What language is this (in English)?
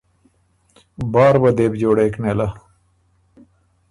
Ormuri